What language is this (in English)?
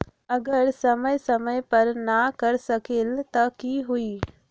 Magahi